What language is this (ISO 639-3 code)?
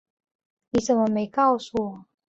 zho